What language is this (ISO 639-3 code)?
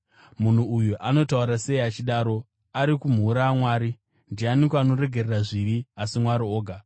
sna